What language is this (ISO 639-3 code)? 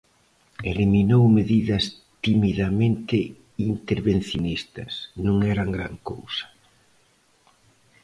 glg